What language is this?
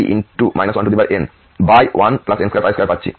Bangla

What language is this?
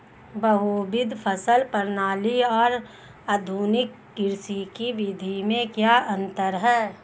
Hindi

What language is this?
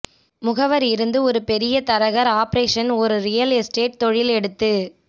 Tamil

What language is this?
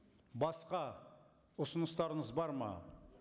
Kazakh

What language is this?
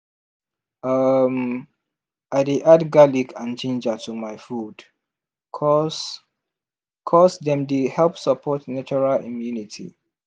Nigerian Pidgin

